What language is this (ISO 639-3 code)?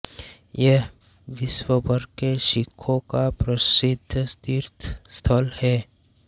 hin